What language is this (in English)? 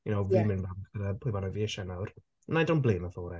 Welsh